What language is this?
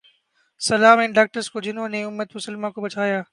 Urdu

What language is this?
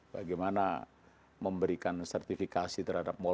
Indonesian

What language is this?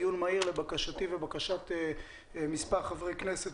Hebrew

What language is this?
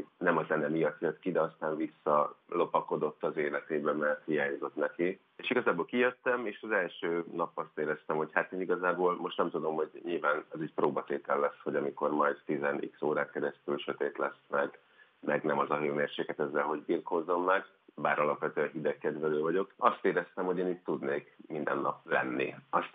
Hungarian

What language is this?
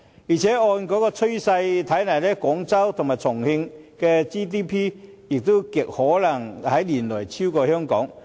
Cantonese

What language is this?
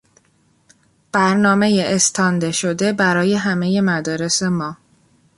Persian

